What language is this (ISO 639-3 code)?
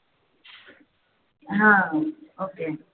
mar